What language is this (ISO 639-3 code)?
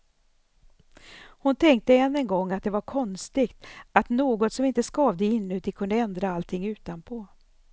swe